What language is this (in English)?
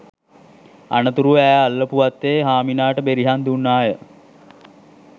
Sinhala